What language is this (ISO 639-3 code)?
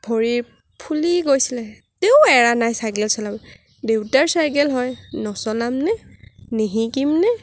asm